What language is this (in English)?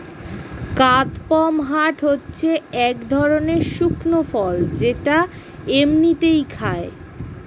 Bangla